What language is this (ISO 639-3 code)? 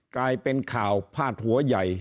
tha